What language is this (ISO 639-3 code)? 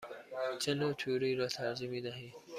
fas